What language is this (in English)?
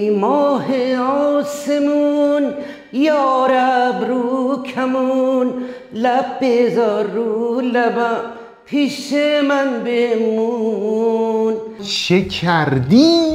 Persian